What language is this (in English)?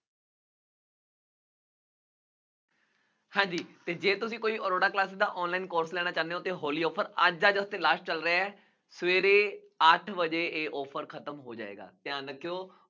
Punjabi